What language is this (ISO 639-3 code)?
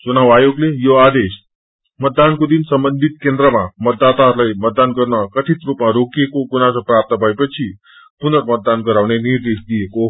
nep